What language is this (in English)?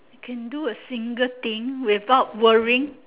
English